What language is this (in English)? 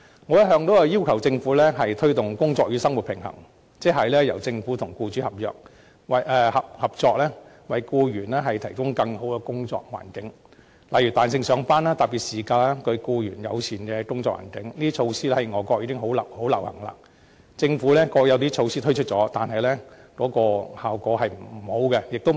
Cantonese